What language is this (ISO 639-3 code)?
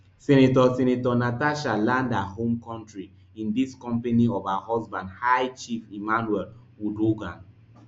pcm